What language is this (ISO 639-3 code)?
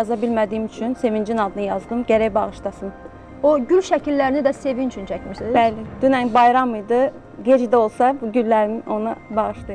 tur